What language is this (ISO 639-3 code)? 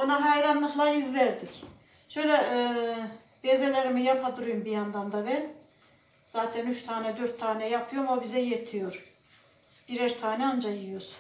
tur